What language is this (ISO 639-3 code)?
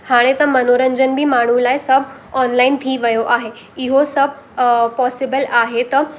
snd